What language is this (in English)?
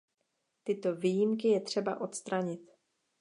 Czech